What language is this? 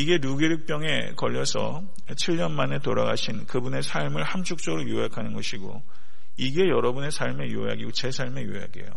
Korean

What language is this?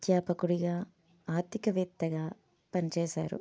Telugu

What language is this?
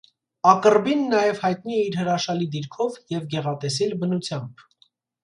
Armenian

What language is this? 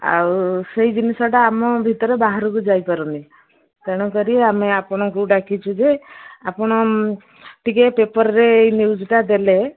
Odia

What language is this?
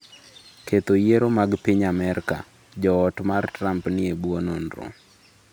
Luo (Kenya and Tanzania)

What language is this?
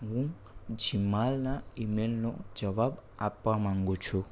Gujarati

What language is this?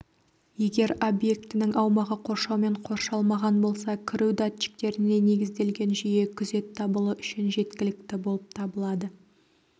Kazakh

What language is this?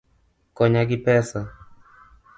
Luo (Kenya and Tanzania)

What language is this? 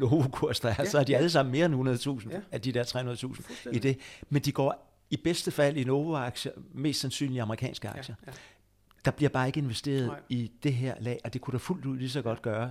Danish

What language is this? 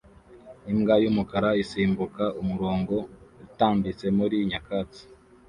Kinyarwanda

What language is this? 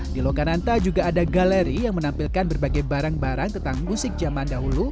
Indonesian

